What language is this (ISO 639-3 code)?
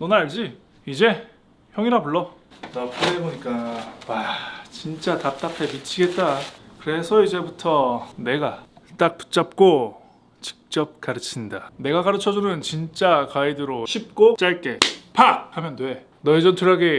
kor